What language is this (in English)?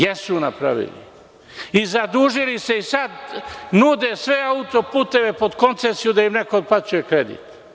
Serbian